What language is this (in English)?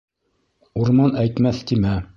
Bashkir